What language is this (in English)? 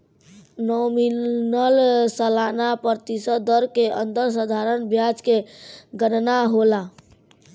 Bhojpuri